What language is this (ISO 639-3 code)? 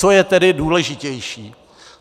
ces